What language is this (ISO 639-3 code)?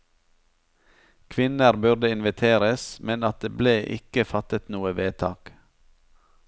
nor